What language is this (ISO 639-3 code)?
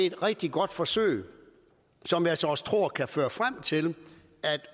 dan